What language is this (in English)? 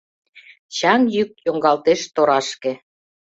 Mari